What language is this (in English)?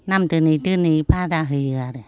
Bodo